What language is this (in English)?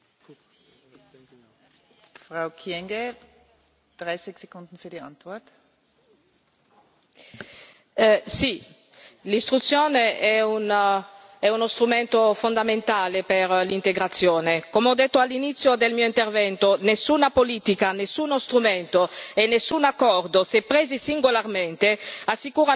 Italian